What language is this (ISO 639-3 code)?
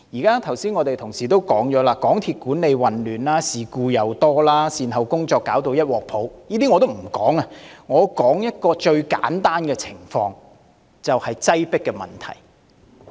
yue